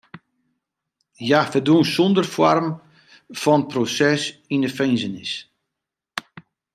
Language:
Western Frisian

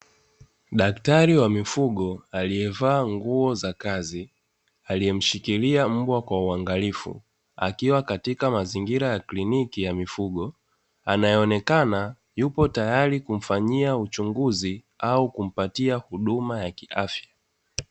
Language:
Swahili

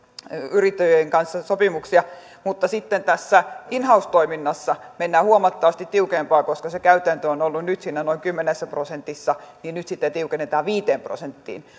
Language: Finnish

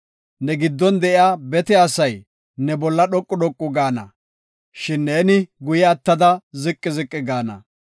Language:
Gofa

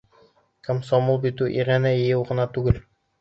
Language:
Bashkir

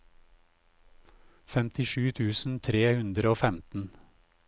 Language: Norwegian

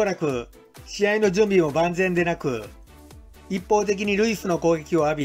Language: Japanese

